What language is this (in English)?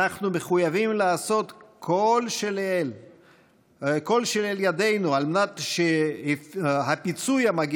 Hebrew